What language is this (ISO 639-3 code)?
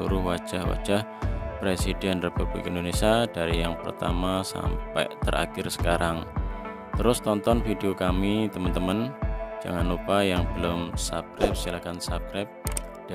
ind